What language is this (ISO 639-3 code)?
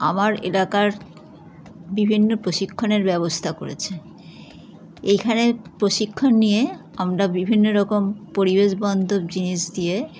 ben